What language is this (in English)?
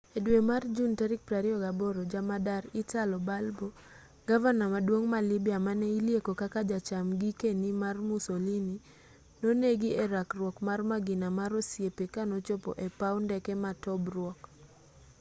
Luo (Kenya and Tanzania)